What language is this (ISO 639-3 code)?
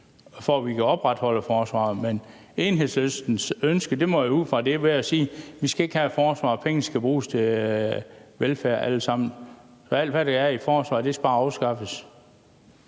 dan